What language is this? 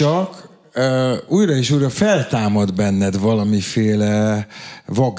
Hungarian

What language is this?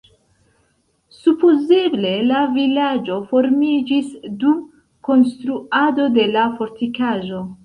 Esperanto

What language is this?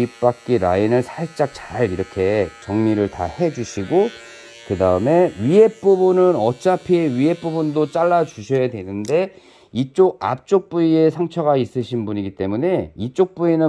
Korean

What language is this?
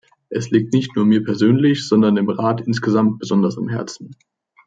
German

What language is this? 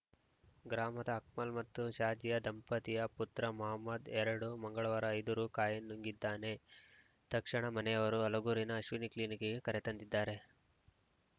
Kannada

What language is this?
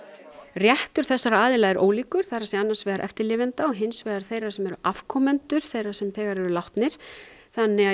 Icelandic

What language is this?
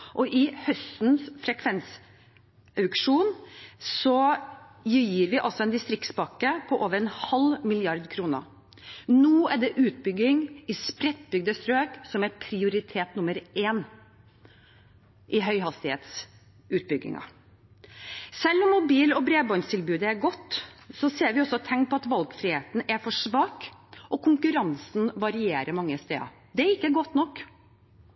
Norwegian Bokmål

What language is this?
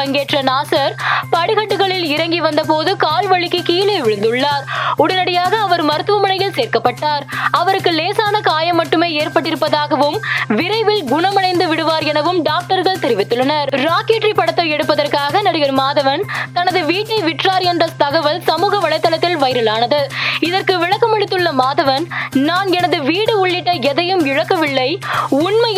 Tamil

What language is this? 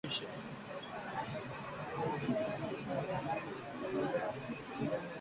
Swahili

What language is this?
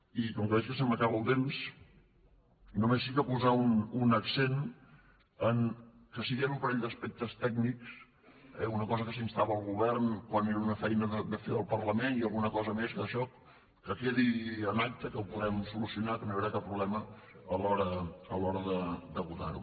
Catalan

